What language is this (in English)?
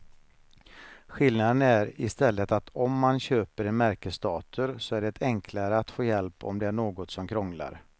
Swedish